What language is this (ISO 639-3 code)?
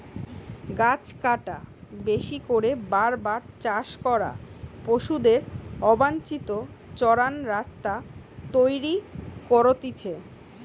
ben